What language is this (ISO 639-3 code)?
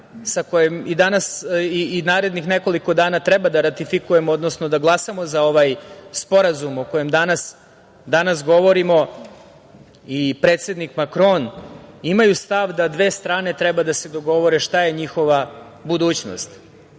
srp